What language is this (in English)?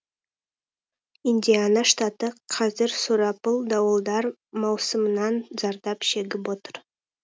Kazakh